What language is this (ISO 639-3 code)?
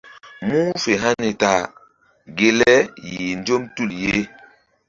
mdd